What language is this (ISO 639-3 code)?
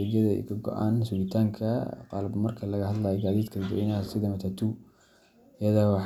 som